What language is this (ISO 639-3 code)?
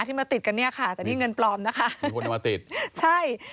tha